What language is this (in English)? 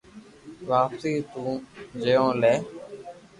Loarki